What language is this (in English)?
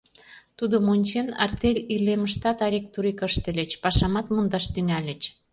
Mari